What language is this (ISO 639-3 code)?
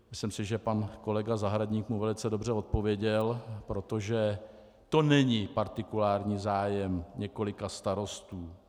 ces